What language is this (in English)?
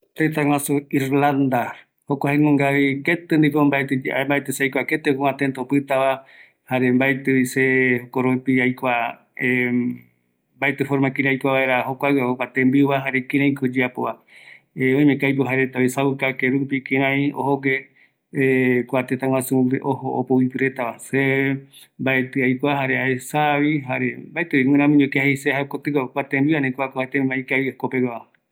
Eastern Bolivian Guaraní